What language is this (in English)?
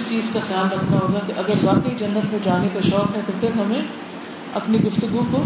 Urdu